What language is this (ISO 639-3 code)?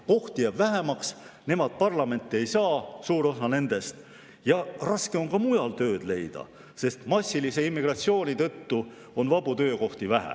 est